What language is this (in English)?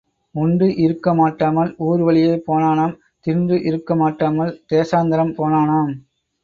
Tamil